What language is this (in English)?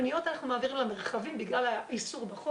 Hebrew